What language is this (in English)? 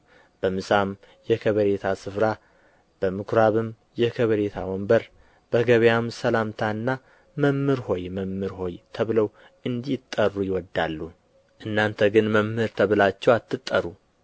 Amharic